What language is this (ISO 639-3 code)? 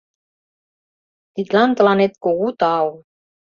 chm